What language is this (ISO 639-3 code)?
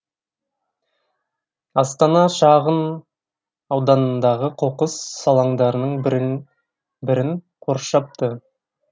kaz